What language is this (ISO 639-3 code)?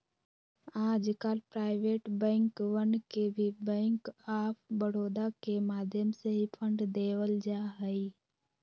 mag